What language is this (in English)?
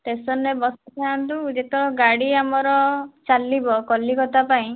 Odia